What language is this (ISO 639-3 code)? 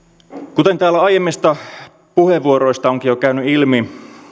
fin